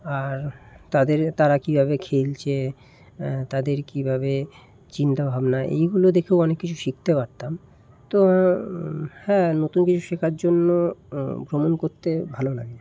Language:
Bangla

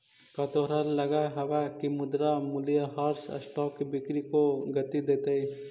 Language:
Magahi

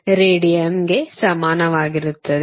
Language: Kannada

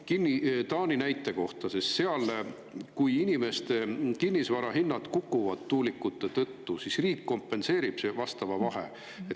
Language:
Estonian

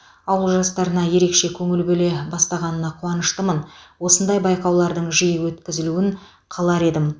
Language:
Kazakh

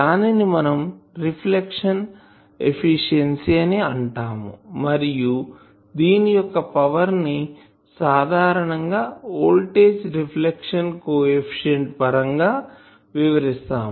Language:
Telugu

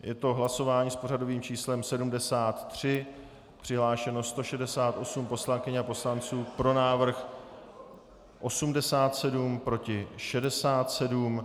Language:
Czech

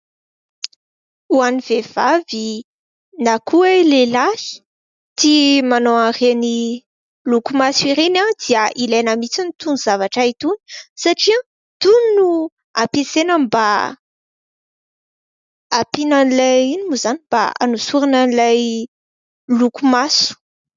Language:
Malagasy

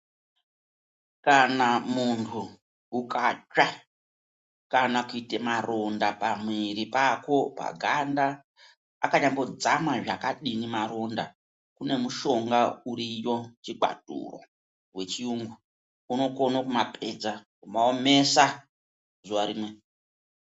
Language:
Ndau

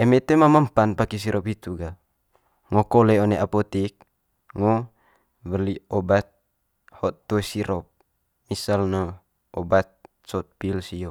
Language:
Manggarai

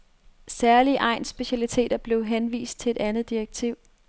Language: Danish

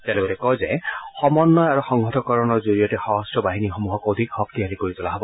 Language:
Assamese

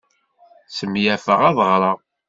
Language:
Kabyle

